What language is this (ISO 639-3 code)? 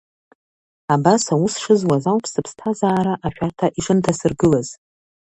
abk